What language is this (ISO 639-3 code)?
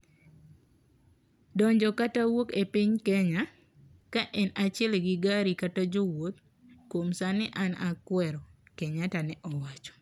luo